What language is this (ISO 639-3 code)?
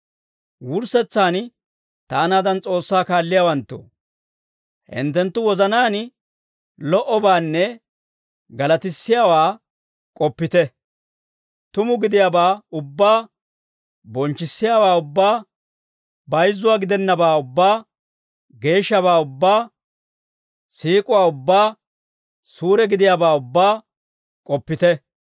dwr